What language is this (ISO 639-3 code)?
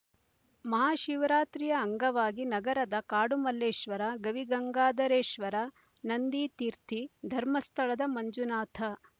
kan